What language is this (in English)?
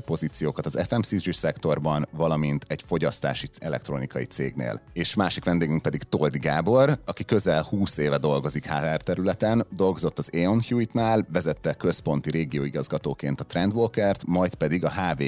Hungarian